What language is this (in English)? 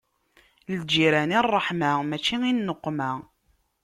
Kabyle